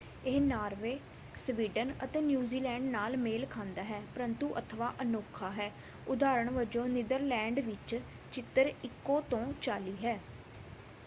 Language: Punjabi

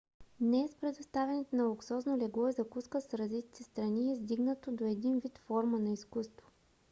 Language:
Bulgarian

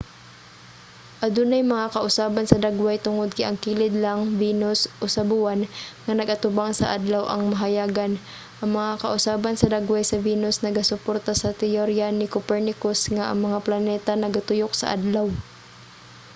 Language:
Cebuano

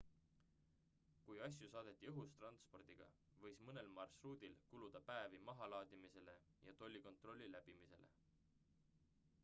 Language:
Estonian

